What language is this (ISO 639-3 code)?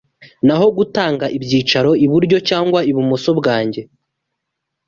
kin